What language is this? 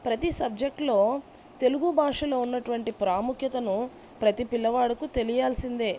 Telugu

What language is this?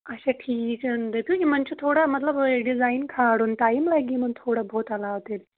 Kashmiri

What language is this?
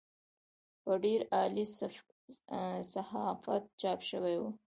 Pashto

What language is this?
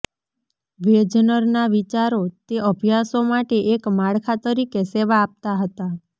Gujarati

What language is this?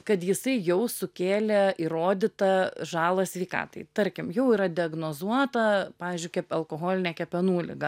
Lithuanian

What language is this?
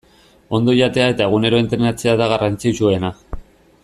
Basque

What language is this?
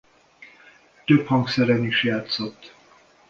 Hungarian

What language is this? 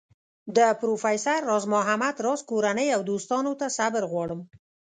Pashto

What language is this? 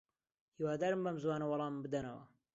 Central Kurdish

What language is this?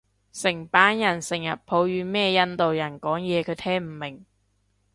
Cantonese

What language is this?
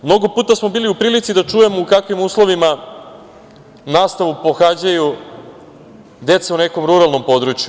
Serbian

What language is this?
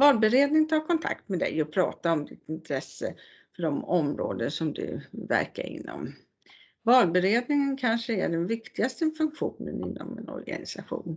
Swedish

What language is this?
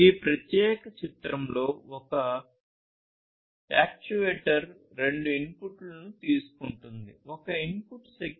Telugu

